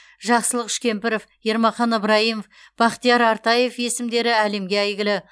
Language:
Kazakh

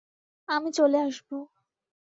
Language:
Bangla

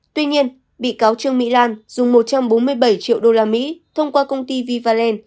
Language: Vietnamese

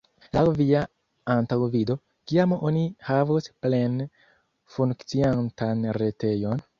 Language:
Esperanto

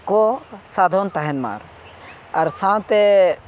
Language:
Santali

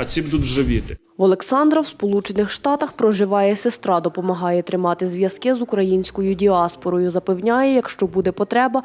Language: Ukrainian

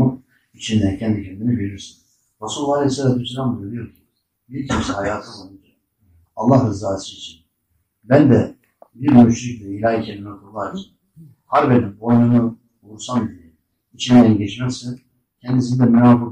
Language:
Turkish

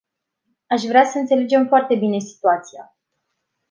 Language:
Romanian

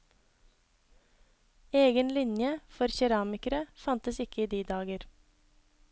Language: Norwegian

